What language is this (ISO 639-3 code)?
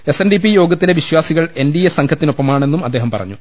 mal